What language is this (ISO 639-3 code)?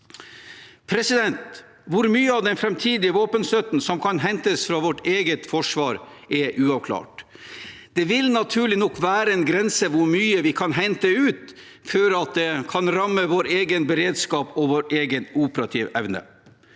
nor